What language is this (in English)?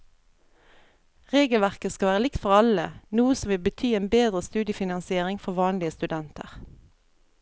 Norwegian